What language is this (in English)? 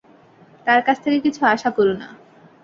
Bangla